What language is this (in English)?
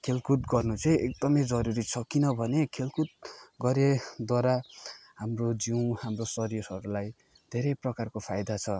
Nepali